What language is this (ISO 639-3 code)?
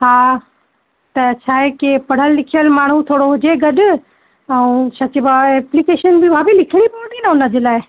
snd